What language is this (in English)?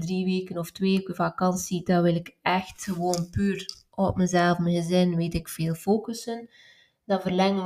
Dutch